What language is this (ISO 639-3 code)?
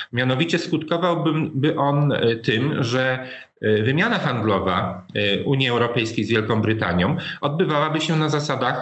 pol